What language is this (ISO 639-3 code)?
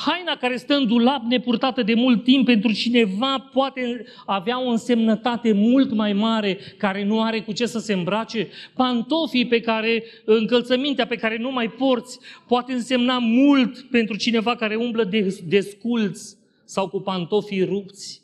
ron